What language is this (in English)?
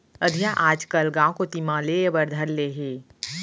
Chhattisgarhi